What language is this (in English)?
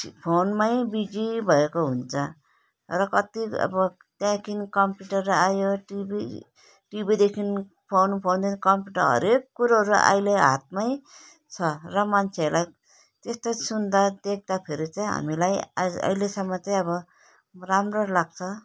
Nepali